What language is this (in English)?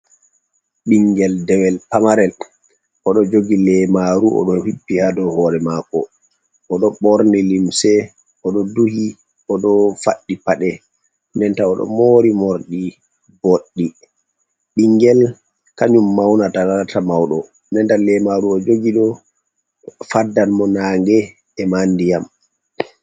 Fula